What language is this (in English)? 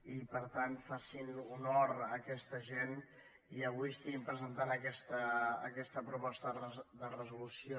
Catalan